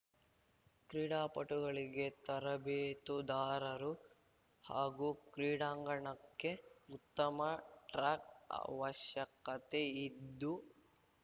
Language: Kannada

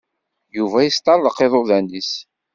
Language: Kabyle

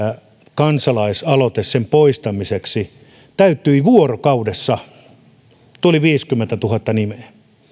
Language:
Finnish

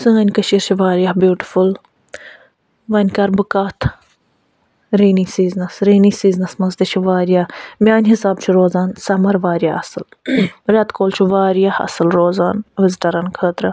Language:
Kashmiri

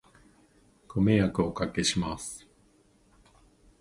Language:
Japanese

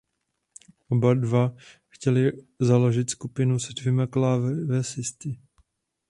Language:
Czech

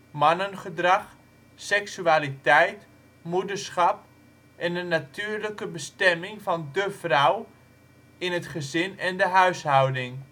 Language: Dutch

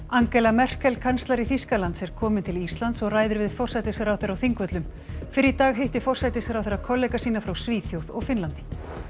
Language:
Icelandic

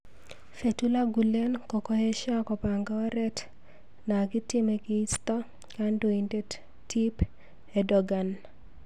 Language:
Kalenjin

